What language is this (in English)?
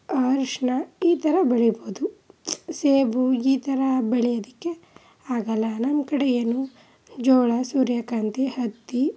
Kannada